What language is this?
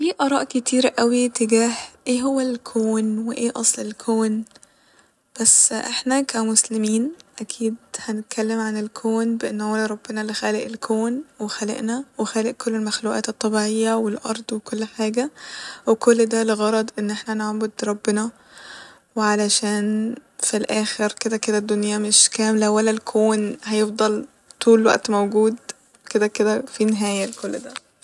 Egyptian Arabic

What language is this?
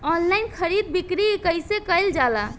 Bhojpuri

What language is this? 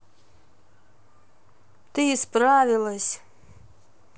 Russian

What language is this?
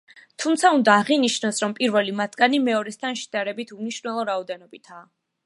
Georgian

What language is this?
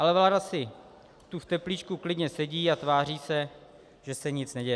Czech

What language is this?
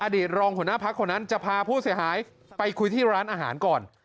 Thai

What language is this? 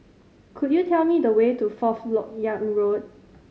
English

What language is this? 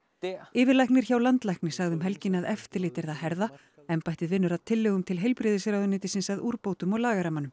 Icelandic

